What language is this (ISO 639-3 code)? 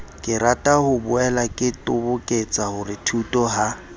sot